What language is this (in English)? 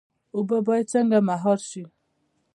Pashto